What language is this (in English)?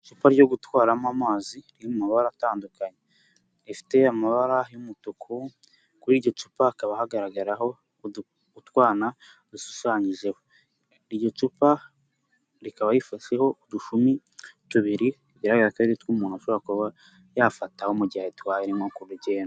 Kinyarwanda